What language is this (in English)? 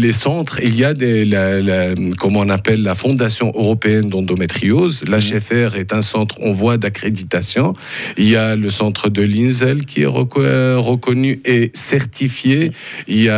French